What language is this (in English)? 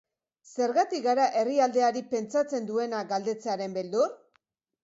Basque